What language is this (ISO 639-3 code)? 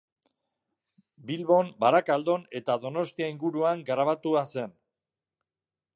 eus